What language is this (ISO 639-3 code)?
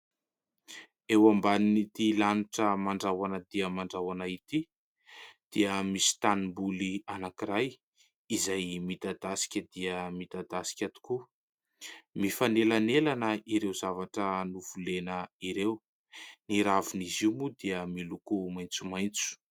mlg